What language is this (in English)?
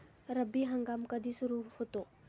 Marathi